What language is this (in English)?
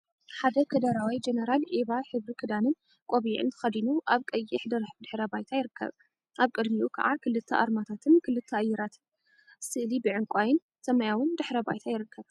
Tigrinya